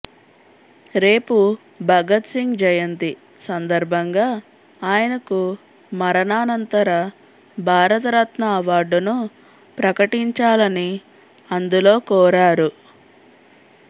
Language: Telugu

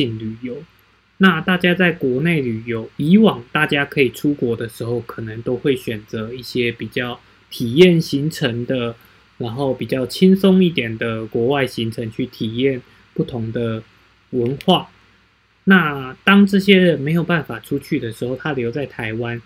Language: Chinese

